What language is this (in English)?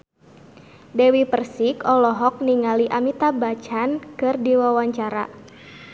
Sundanese